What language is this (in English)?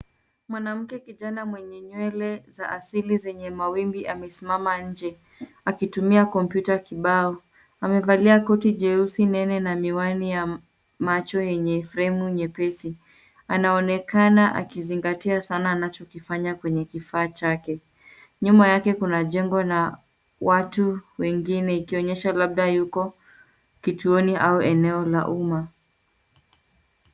Swahili